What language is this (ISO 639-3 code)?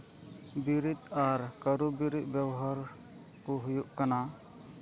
sat